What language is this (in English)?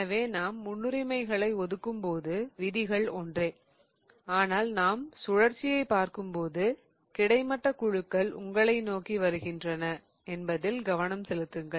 Tamil